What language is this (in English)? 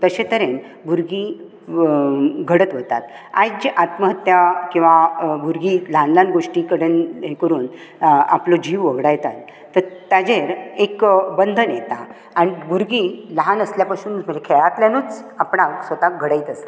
Konkani